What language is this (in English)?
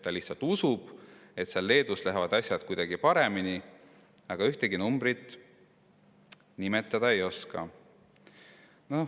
Estonian